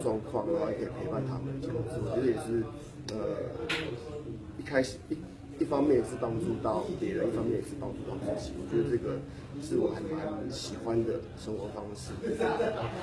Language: Chinese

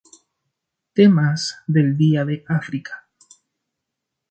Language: Spanish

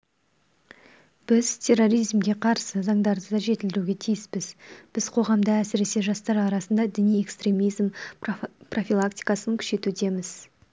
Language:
Kazakh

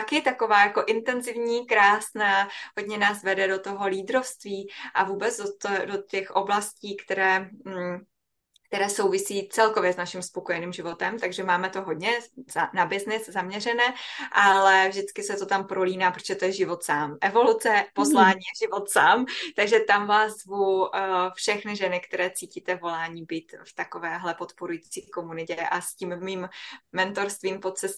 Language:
Czech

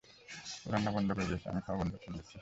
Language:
Bangla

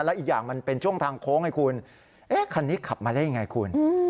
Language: Thai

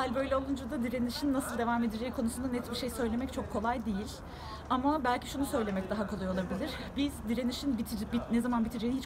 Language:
Turkish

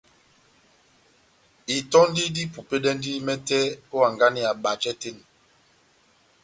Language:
Batanga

